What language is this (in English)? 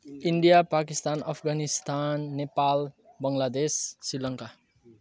Nepali